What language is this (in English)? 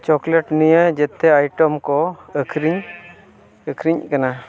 Santali